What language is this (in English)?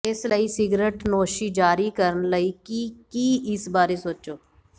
Punjabi